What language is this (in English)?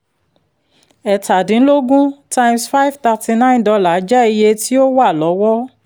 Yoruba